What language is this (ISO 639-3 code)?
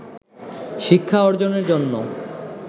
ben